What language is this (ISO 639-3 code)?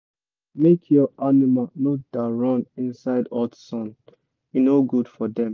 pcm